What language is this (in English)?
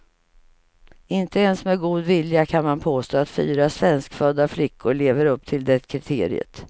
Swedish